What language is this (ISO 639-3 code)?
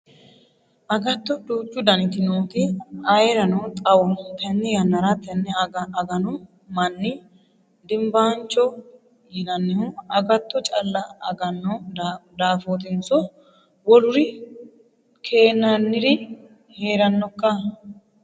sid